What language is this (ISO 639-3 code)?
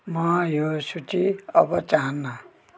nep